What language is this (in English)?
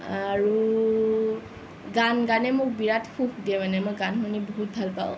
Assamese